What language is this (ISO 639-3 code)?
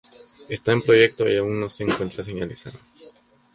spa